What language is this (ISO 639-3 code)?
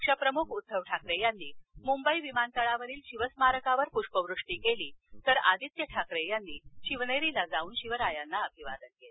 mar